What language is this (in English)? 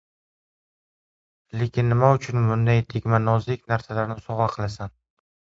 Uzbek